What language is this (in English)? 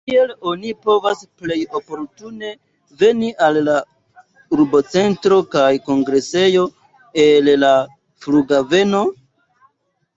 Esperanto